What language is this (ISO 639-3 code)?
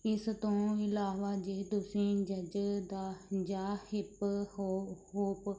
pan